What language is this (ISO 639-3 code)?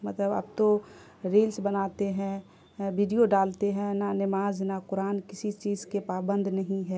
urd